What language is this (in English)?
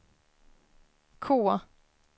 Swedish